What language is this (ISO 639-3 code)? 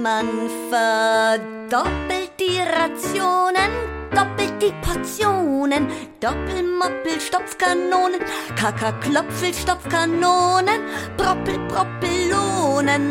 deu